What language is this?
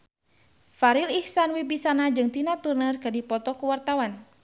Sundanese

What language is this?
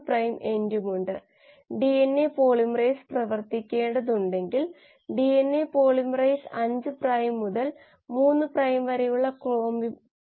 Malayalam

